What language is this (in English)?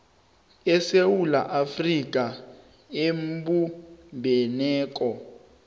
South Ndebele